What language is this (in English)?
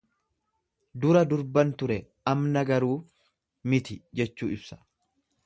Oromo